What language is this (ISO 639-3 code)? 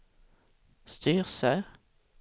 swe